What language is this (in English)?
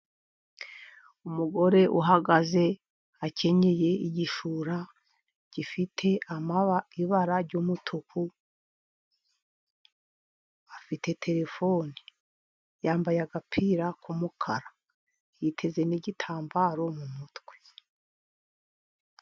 Kinyarwanda